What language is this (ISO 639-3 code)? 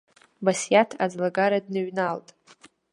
abk